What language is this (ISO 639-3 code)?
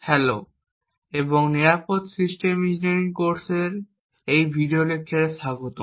ben